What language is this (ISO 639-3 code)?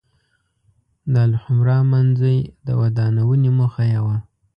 pus